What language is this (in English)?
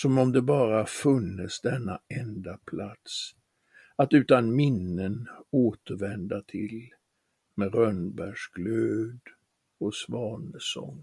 Swedish